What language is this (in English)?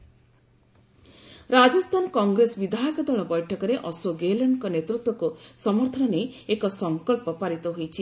Odia